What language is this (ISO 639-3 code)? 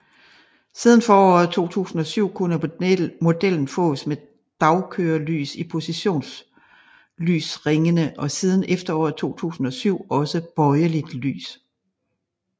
dan